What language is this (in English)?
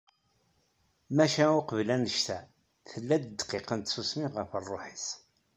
Kabyle